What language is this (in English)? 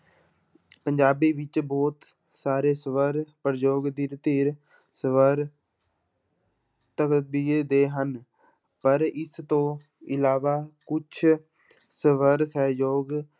Punjabi